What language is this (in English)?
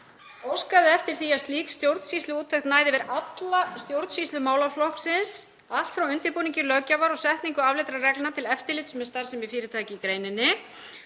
Icelandic